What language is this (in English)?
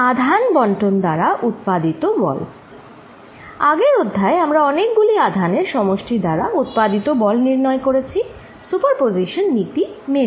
Bangla